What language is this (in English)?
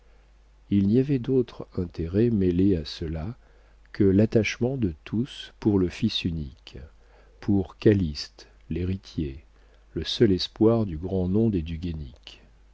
French